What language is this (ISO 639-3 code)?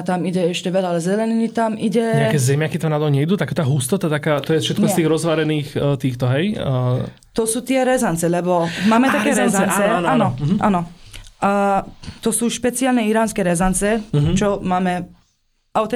slk